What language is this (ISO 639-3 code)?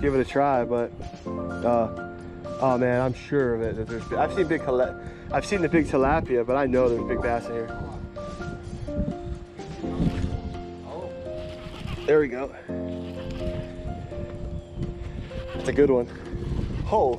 eng